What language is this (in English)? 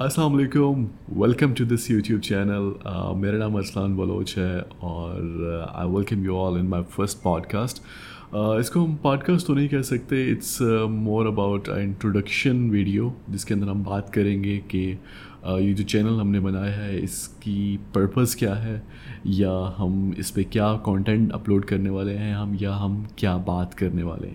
Urdu